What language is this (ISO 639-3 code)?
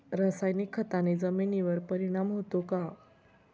mar